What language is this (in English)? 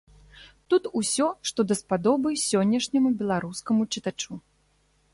Belarusian